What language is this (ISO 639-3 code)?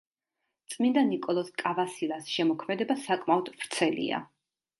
kat